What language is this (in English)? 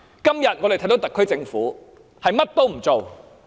Cantonese